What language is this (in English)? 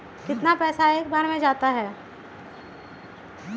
Magahi